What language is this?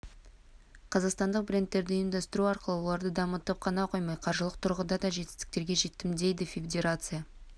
Kazakh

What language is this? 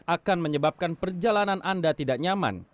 Indonesian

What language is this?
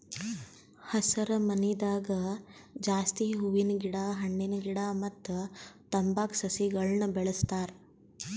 Kannada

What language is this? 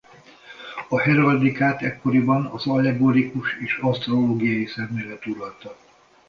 Hungarian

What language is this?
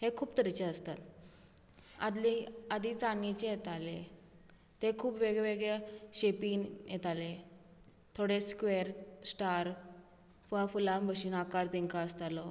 Konkani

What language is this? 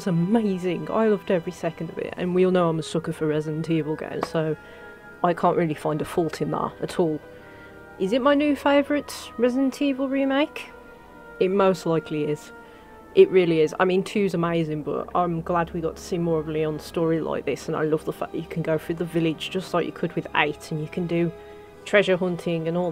English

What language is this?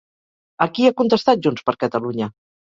Catalan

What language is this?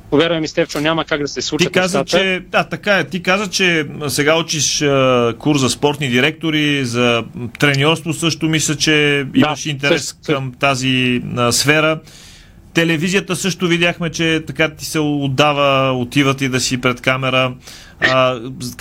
Bulgarian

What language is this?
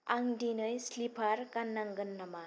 Bodo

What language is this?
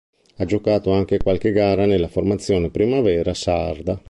Italian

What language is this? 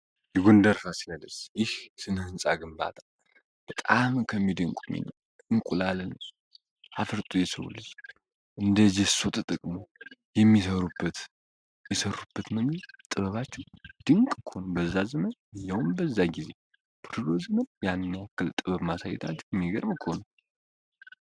Amharic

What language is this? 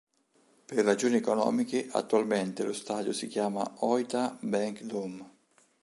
Italian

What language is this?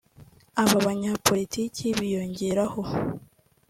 Kinyarwanda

